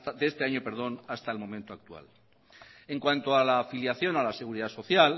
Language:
Spanish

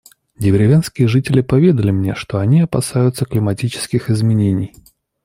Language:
Russian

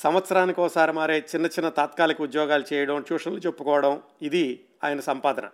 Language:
Telugu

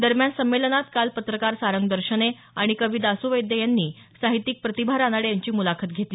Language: Marathi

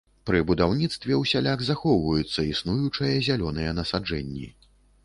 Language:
Belarusian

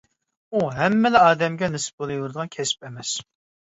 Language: Uyghur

